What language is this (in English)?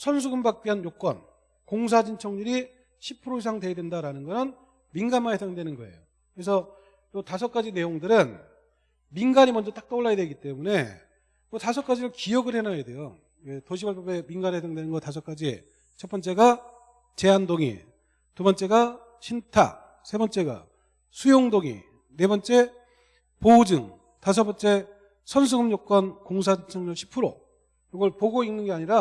Korean